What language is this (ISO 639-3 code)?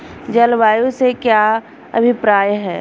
hin